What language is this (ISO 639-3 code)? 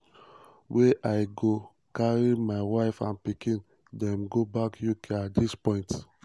pcm